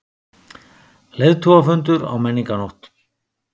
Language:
Icelandic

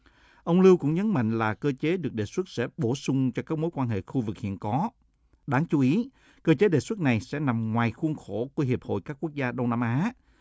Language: Vietnamese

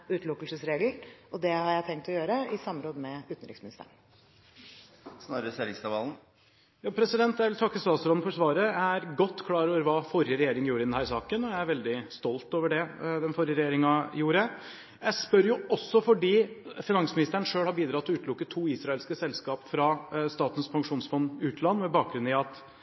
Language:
Norwegian Bokmål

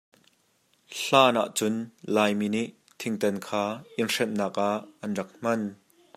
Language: Hakha Chin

